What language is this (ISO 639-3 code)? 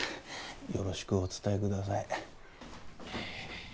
jpn